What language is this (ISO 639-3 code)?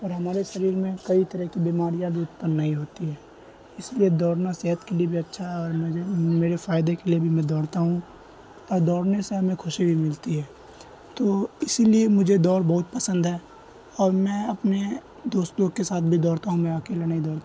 urd